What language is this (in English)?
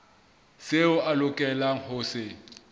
Southern Sotho